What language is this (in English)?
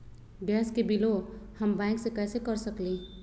Magahi